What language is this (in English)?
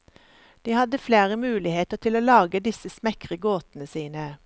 Norwegian